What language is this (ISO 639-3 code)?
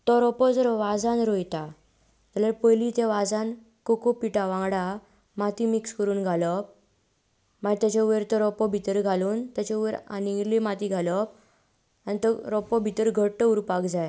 kok